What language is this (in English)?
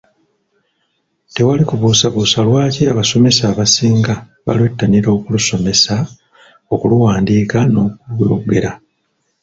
Ganda